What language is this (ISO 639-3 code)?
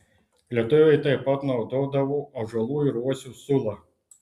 lit